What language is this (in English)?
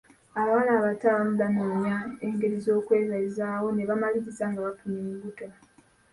Ganda